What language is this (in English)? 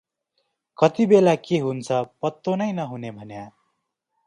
Nepali